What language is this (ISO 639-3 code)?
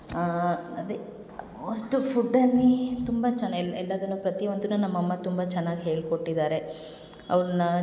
kan